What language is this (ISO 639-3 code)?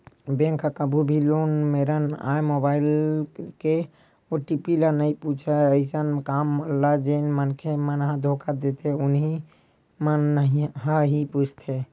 hne